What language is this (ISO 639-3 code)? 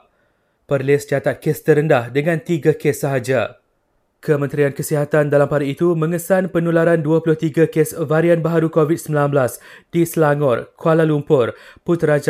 msa